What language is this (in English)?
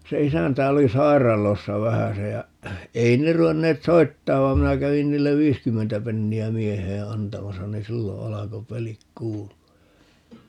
Finnish